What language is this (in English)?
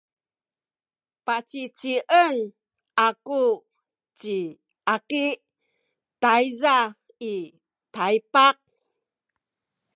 Sakizaya